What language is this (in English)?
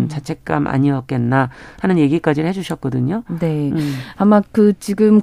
Korean